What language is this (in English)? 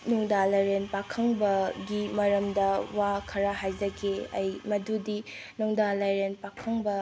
Manipuri